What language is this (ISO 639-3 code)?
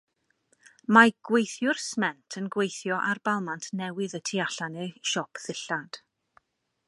cym